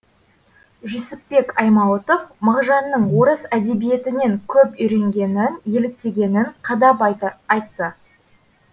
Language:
Kazakh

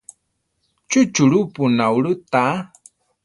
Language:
Central Tarahumara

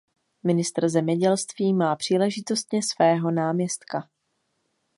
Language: Czech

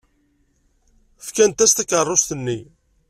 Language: Kabyle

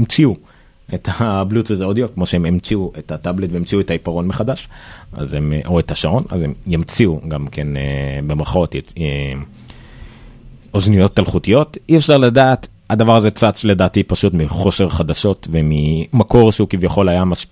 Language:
Hebrew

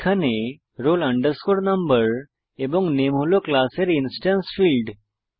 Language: Bangla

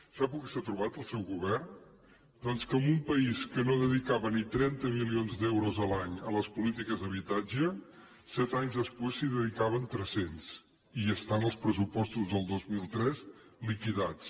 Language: Catalan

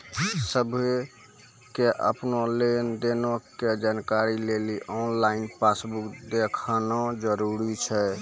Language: Maithili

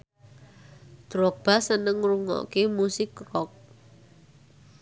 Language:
Javanese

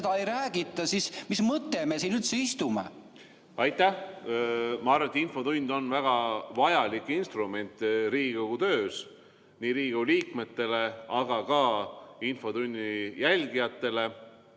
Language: Estonian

